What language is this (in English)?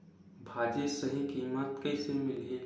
Chhattisgarhi